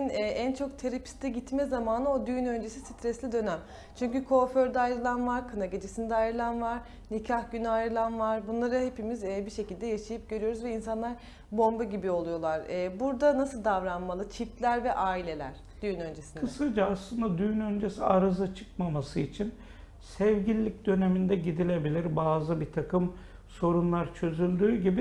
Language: Turkish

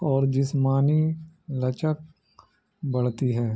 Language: Urdu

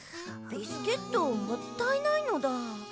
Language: Japanese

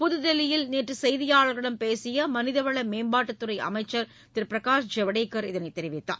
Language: Tamil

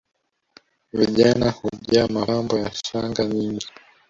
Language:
Swahili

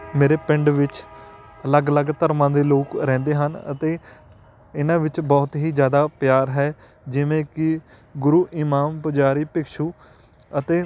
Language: Punjabi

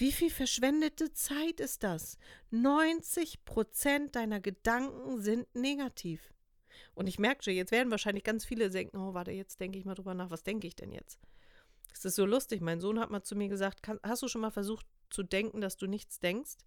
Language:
German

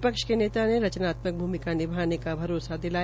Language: Hindi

